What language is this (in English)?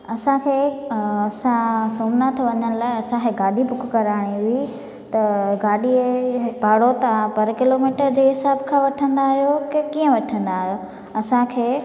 Sindhi